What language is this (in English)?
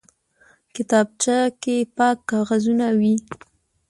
Pashto